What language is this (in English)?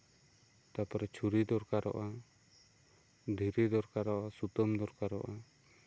Santali